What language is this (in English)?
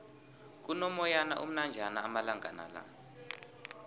South Ndebele